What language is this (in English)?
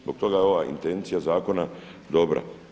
Croatian